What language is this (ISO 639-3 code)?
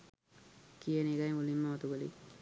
sin